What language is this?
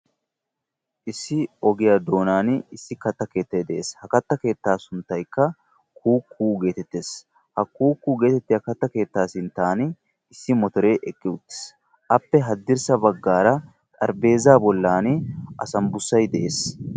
Wolaytta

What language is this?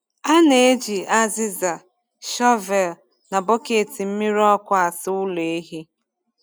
Igbo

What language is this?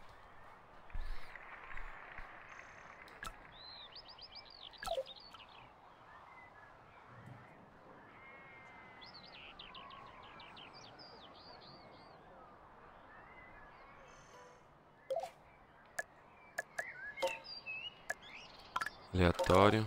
Portuguese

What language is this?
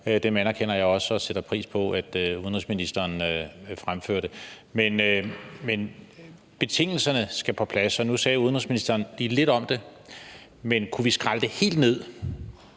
Danish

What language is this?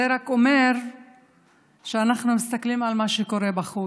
Hebrew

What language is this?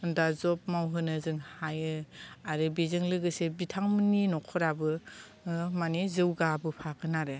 Bodo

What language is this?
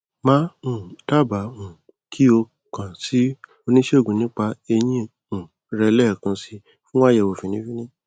Yoruba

